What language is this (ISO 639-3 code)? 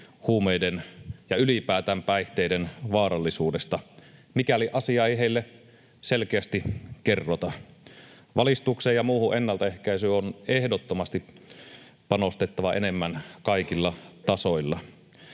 fin